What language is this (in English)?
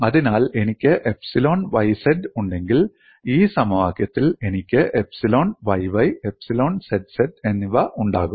Malayalam